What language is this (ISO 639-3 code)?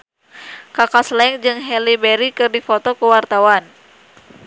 sun